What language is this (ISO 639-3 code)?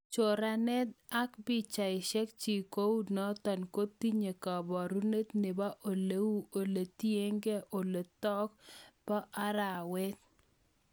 kln